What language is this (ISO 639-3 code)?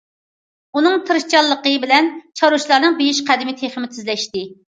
uig